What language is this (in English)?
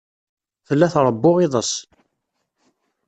Kabyle